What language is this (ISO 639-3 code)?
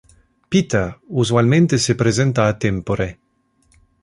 ina